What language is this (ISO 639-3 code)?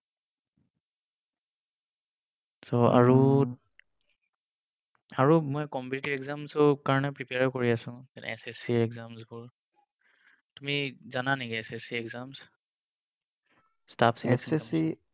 asm